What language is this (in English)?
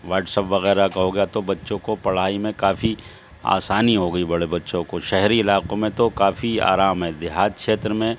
Urdu